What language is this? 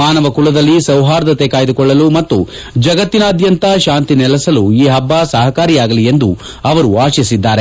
Kannada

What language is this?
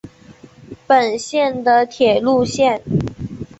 Chinese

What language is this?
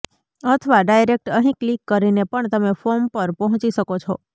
Gujarati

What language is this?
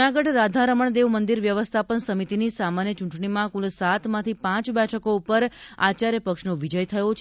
Gujarati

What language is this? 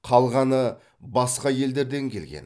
Kazakh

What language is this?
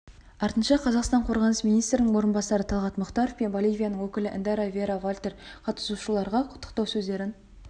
Kazakh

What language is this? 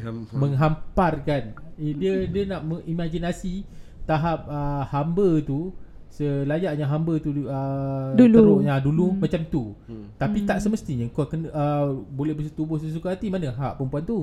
Malay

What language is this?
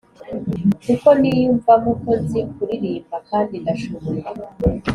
Kinyarwanda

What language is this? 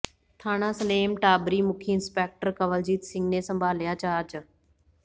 Punjabi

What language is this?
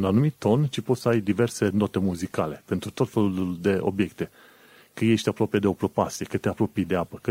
Romanian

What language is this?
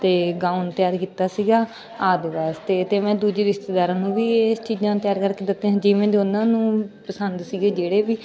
Punjabi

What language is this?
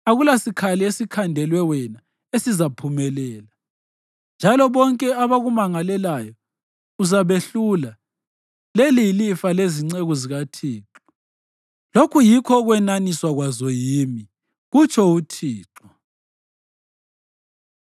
North Ndebele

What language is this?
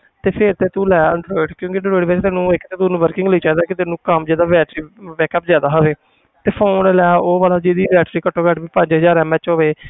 Punjabi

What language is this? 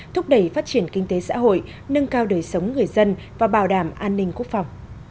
Vietnamese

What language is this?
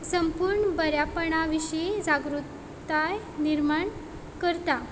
Konkani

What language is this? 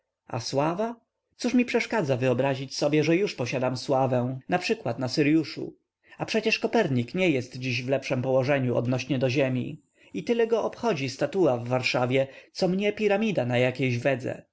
Polish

